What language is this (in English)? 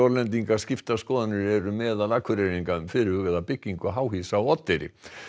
Icelandic